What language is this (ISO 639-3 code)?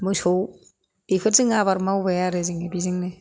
brx